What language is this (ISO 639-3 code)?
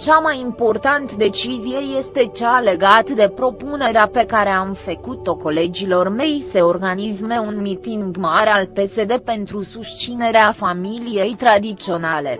ron